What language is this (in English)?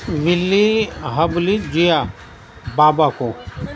Urdu